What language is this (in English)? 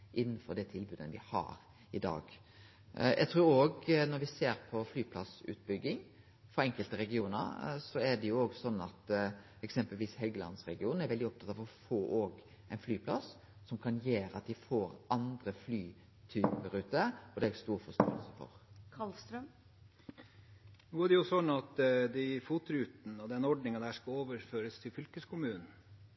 Norwegian